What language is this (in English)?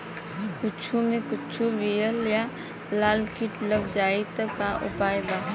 Bhojpuri